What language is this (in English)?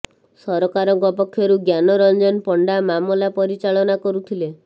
Odia